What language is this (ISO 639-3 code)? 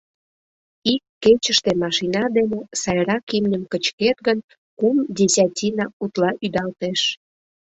chm